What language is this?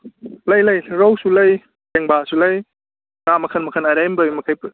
Manipuri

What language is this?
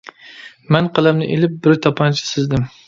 Uyghur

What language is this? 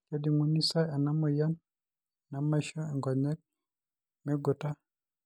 Masai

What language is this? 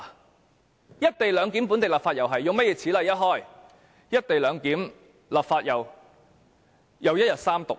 Cantonese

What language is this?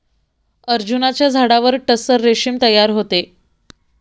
Marathi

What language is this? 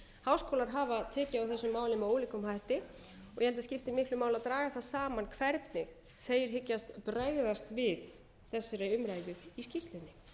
Icelandic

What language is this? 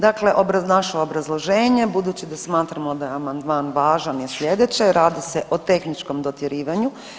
Croatian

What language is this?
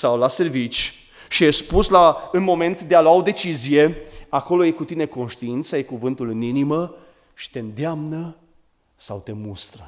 Romanian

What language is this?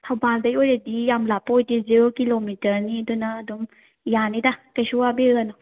Manipuri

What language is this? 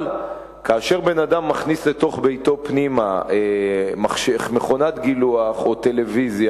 Hebrew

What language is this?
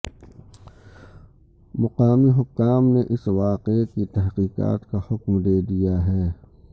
Urdu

